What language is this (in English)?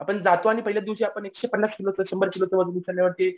Marathi